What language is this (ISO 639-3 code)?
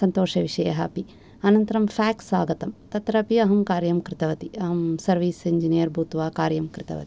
san